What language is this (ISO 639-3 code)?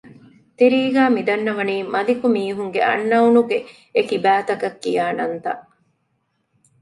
div